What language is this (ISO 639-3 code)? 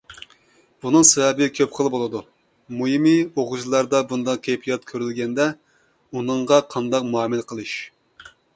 uig